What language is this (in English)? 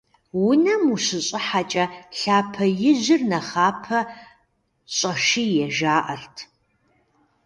Kabardian